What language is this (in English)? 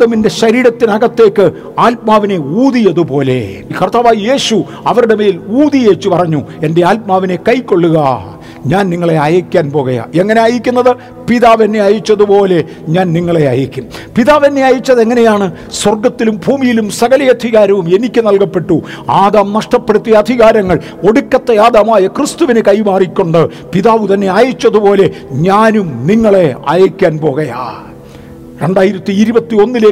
Malayalam